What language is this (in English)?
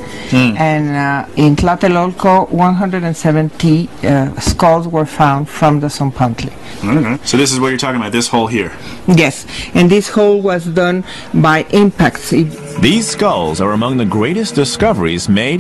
English